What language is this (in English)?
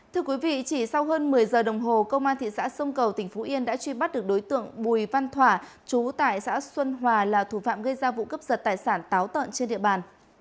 Vietnamese